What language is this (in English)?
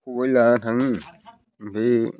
Bodo